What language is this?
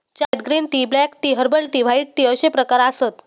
Marathi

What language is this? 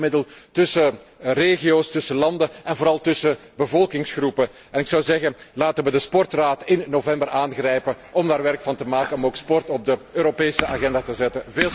Dutch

